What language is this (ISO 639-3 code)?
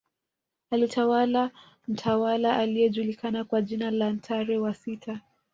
swa